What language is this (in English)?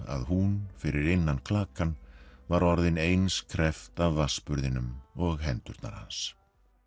Icelandic